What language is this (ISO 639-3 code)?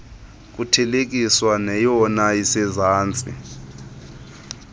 xho